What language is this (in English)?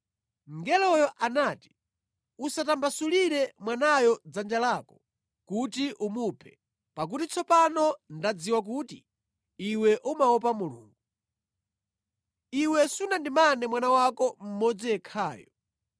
Nyanja